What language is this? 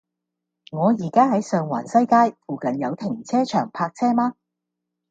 Cantonese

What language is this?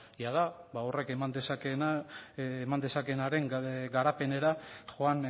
Basque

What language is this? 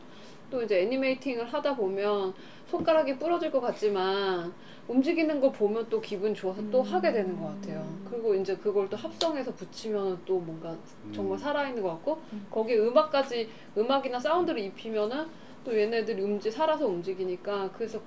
Korean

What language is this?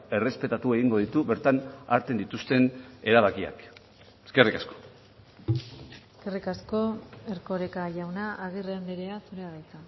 Basque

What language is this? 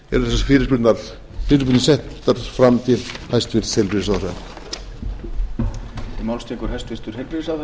Icelandic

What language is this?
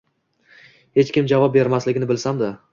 Uzbek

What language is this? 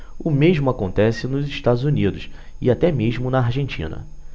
Portuguese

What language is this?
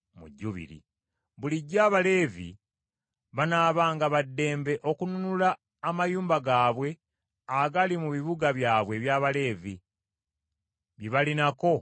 Ganda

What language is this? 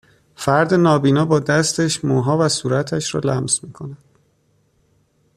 Persian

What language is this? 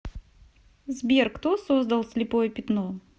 Russian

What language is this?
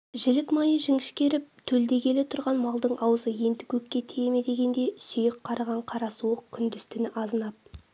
Kazakh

